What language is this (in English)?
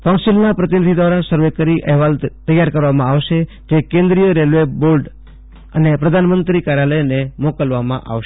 Gujarati